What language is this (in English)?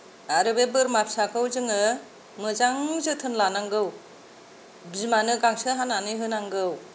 Bodo